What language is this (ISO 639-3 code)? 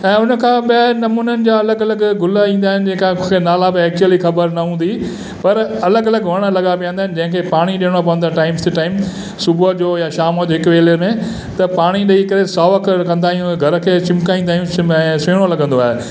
snd